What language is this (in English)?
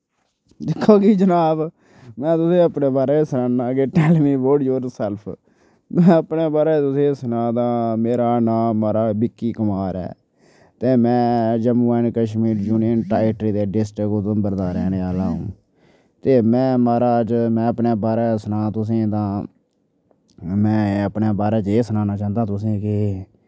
Dogri